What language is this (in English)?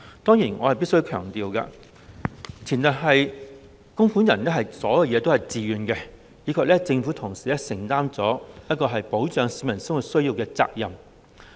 Cantonese